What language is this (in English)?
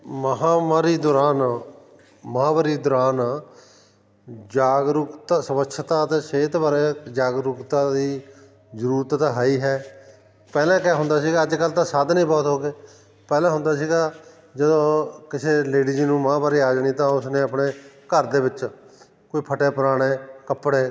Punjabi